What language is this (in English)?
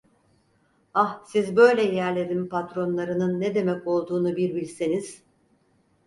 Turkish